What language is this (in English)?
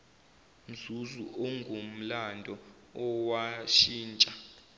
Zulu